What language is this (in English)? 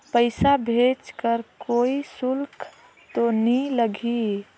Chhattisgarhi